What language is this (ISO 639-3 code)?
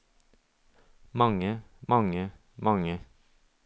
nor